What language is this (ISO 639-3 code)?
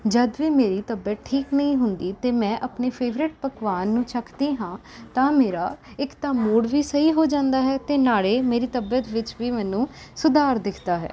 pan